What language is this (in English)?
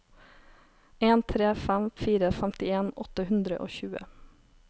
Norwegian